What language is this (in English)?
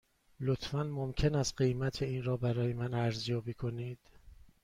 Persian